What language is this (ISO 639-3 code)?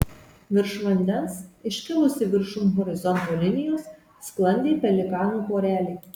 lit